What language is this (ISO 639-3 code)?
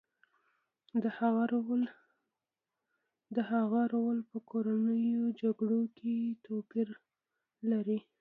pus